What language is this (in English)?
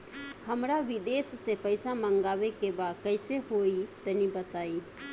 Bhojpuri